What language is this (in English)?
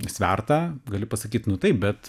Lithuanian